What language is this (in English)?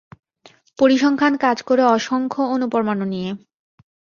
Bangla